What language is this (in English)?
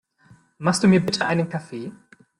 German